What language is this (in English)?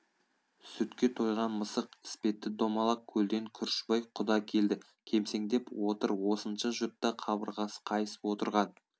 Kazakh